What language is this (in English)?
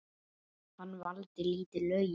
Icelandic